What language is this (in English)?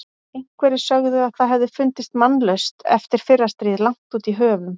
Icelandic